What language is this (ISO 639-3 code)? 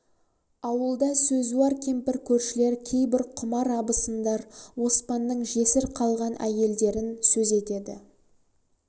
kaz